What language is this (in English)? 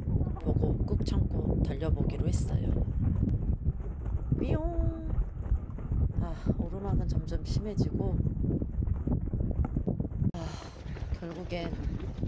Korean